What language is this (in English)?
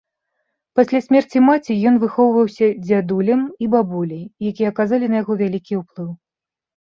Belarusian